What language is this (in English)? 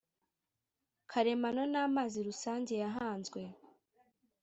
Kinyarwanda